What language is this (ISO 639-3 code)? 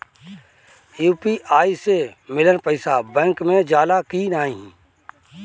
bho